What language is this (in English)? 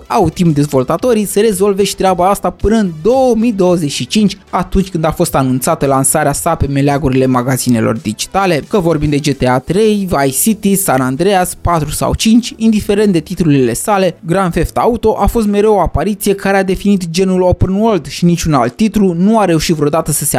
Romanian